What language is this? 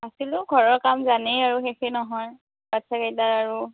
Assamese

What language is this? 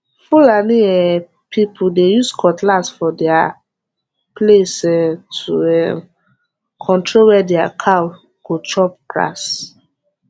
Nigerian Pidgin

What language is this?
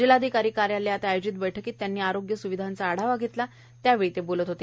Marathi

